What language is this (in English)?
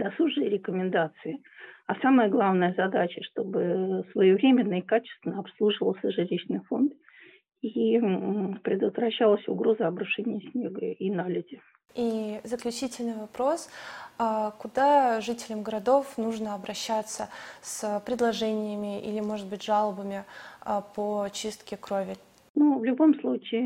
Russian